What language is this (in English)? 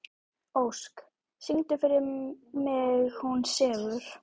Icelandic